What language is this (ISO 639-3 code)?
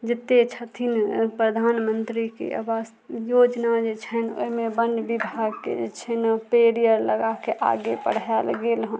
mai